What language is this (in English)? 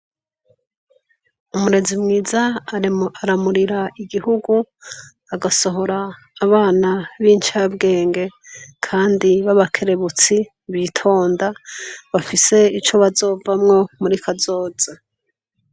Rundi